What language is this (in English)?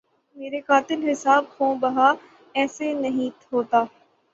Urdu